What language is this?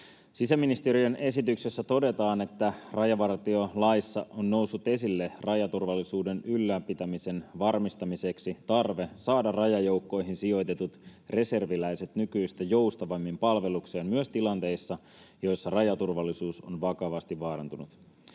Finnish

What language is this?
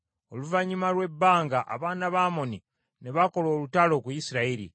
Ganda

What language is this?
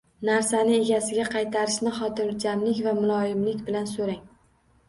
Uzbek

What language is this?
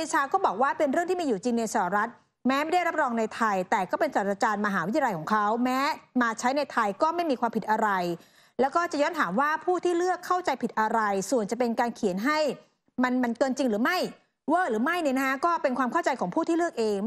Thai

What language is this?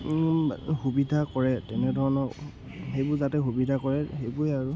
Assamese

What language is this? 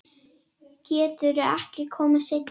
Icelandic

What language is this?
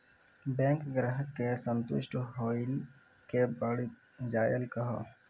Maithili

